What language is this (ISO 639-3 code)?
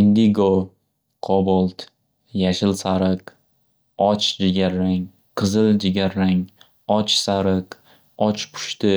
uzb